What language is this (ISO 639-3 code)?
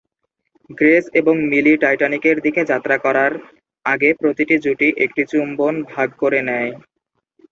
ben